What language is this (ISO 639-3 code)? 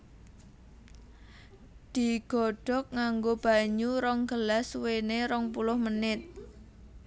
jav